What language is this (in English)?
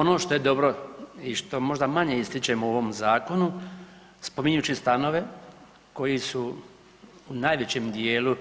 Croatian